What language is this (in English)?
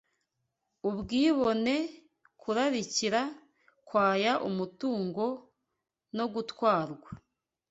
Kinyarwanda